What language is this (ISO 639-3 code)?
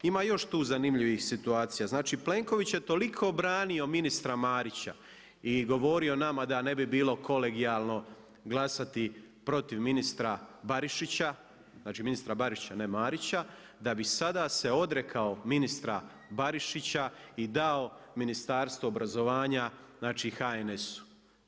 hrv